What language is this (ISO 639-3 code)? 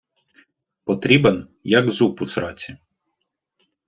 ukr